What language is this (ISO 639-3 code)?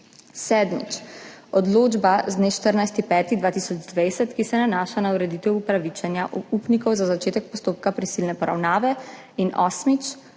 slv